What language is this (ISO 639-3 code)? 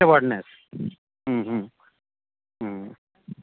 mai